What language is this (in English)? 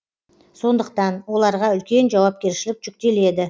Kazakh